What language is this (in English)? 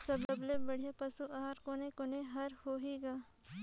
Chhattisgarhi